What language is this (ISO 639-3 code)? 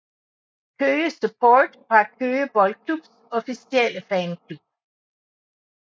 dan